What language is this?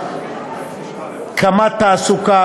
Hebrew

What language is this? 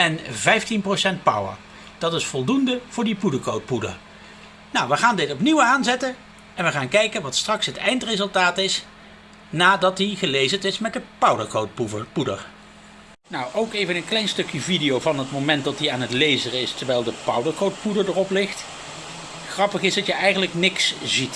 Dutch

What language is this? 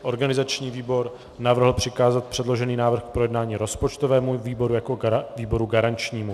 Czech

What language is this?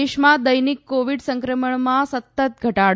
Gujarati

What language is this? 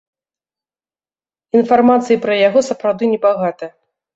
Belarusian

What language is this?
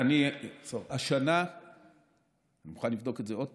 Hebrew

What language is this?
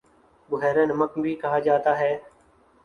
Urdu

